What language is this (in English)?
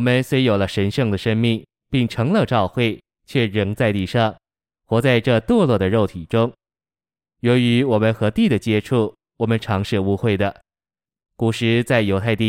Chinese